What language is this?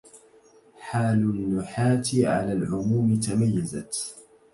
Arabic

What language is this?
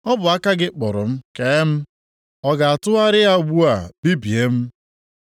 Igbo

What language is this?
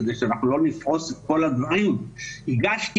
Hebrew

